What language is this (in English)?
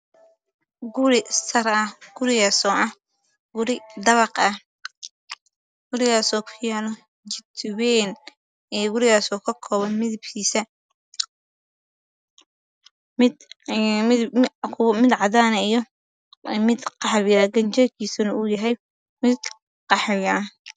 Somali